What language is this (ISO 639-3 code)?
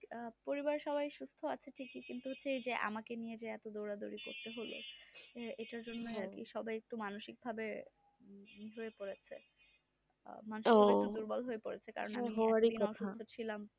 ben